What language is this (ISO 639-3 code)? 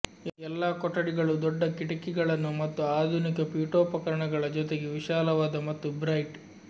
kan